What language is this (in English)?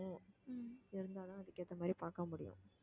Tamil